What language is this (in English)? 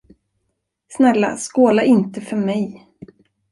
Swedish